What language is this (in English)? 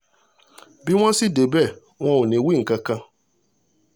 Yoruba